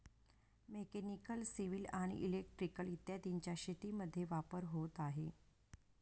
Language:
Marathi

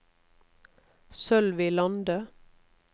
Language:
Norwegian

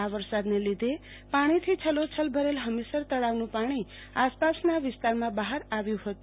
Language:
Gujarati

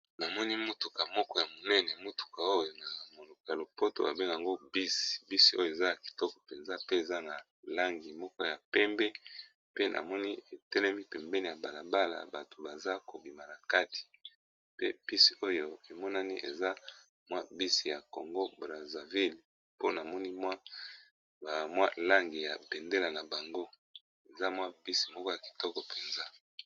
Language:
Lingala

